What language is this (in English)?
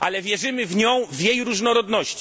Polish